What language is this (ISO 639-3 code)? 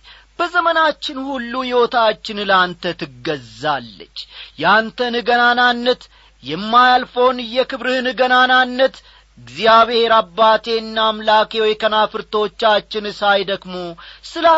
amh